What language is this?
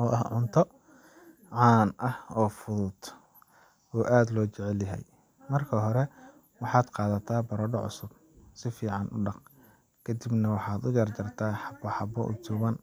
Somali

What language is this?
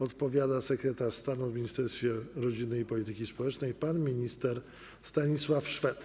Polish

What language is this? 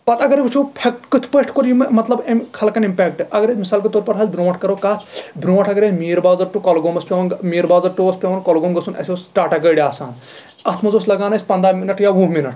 Kashmiri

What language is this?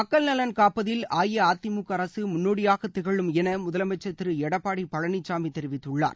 Tamil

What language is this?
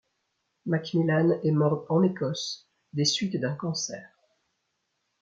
French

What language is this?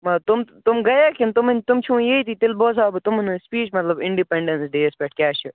Kashmiri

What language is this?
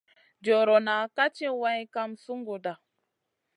Masana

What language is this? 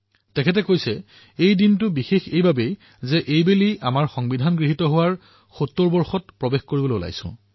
Assamese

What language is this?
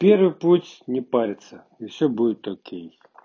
Russian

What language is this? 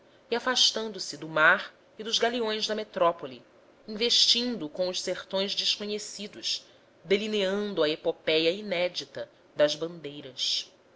Portuguese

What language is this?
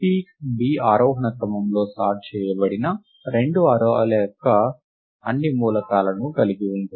Telugu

